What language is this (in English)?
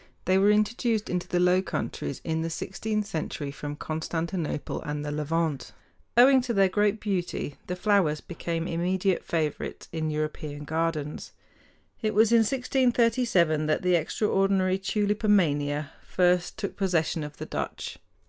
English